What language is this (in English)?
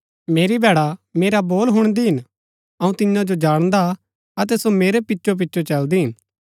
Gaddi